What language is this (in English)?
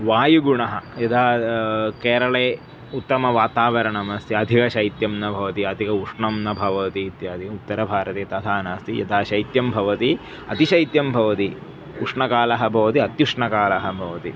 Sanskrit